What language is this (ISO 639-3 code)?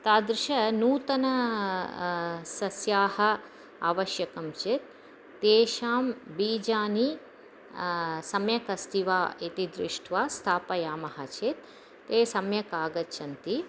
san